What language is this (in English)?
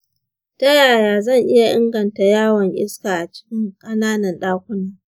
Hausa